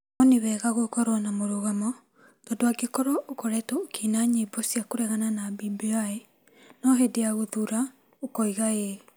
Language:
Kikuyu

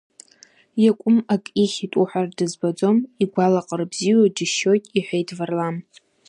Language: Abkhazian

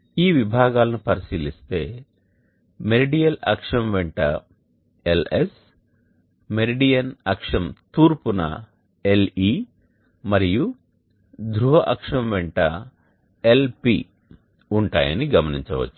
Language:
Telugu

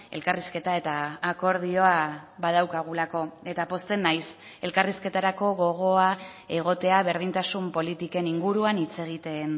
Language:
Basque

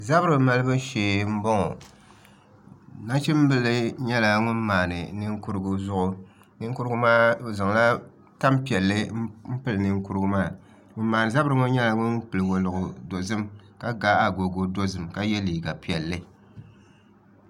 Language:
Dagbani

